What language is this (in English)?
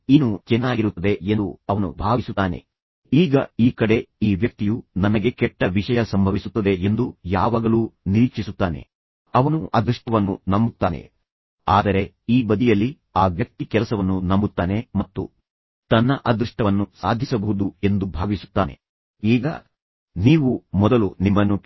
Kannada